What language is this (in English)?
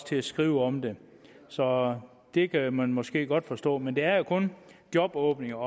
Danish